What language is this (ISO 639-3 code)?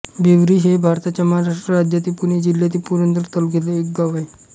mar